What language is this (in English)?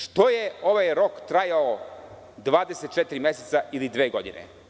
Serbian